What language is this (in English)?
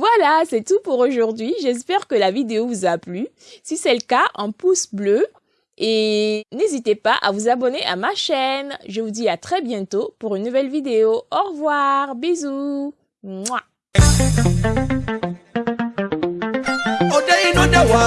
French